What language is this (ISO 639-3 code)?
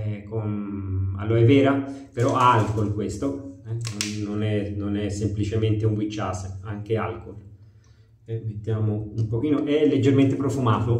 ita